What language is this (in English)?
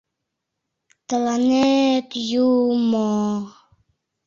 Mari